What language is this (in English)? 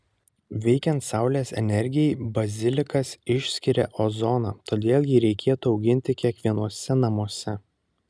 Lithuanian